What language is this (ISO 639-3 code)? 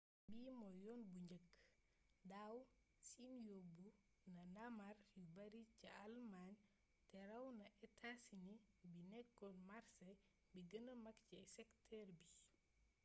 wol